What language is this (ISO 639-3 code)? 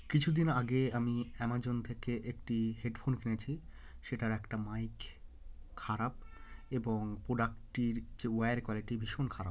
ben